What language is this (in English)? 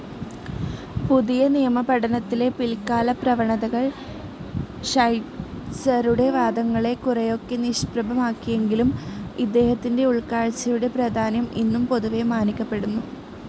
Malayalam